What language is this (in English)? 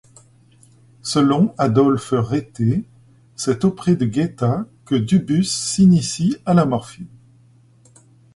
French